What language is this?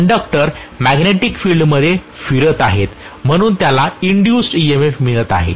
Marathi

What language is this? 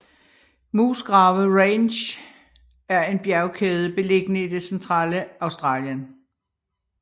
Danish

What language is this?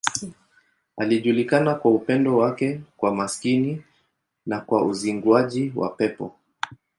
Swahili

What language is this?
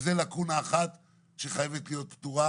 Hebrew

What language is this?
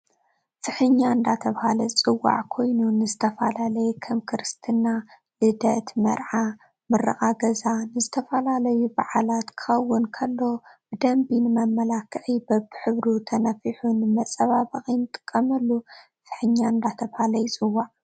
Tigrinya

